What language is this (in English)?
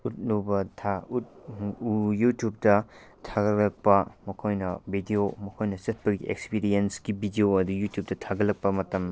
Manipuri